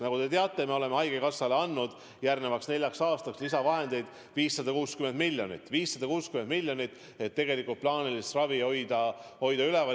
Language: Estonian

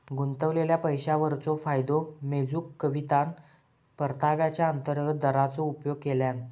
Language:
Marathi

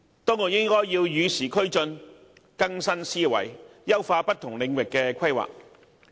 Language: Cantonese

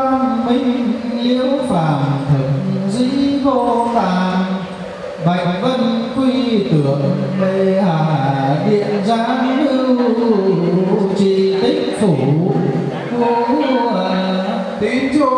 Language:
Vietnamese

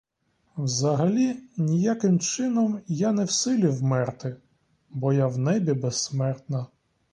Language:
Ukrainian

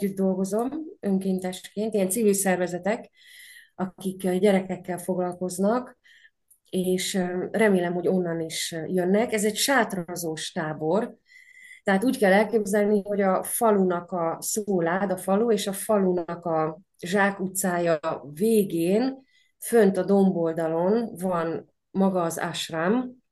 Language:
Hungarian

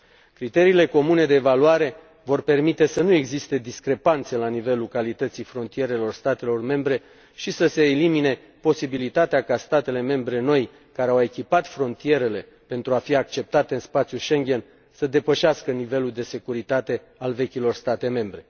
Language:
Romanian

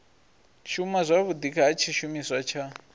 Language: Venda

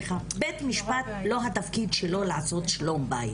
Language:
Hebrew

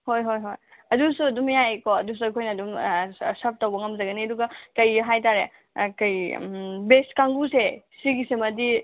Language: Manipuri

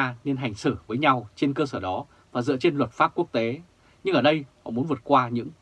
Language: Vietnamese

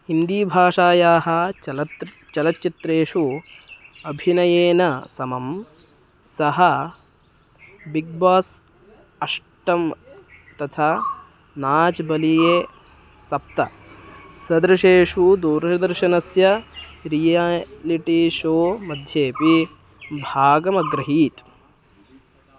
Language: Sanskrit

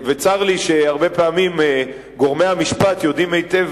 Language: Hebrew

